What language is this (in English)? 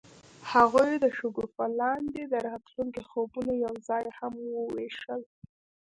Pashto